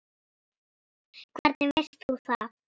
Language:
Icelandic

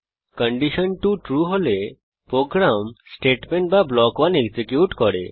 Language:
Bangla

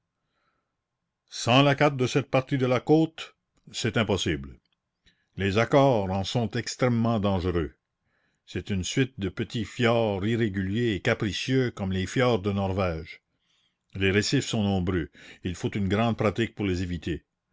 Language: French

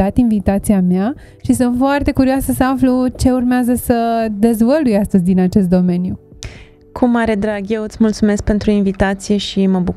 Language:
Romanian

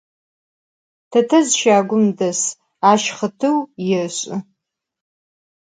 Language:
Adyghe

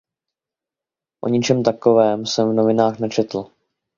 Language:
Czech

